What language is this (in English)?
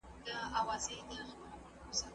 Pashto